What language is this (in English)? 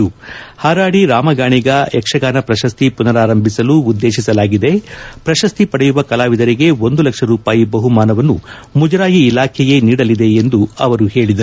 Kannada